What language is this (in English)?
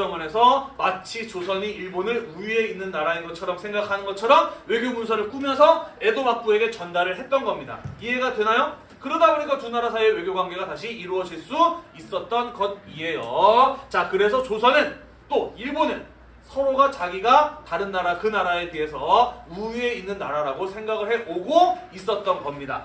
Korean